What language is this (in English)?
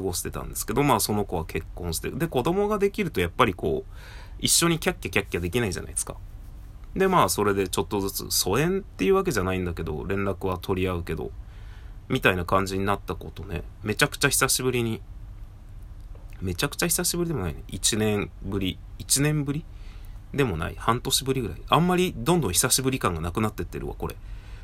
Japanese